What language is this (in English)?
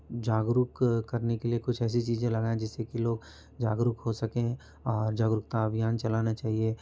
Hindi